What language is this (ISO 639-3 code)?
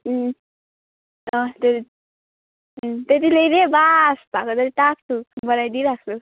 nep